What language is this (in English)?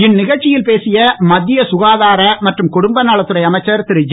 Tamil